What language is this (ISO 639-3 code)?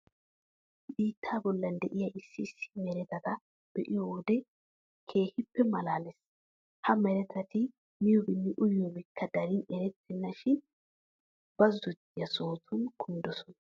wal